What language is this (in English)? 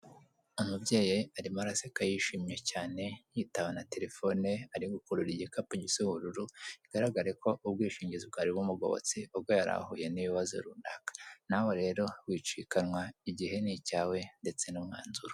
Kinyarwanda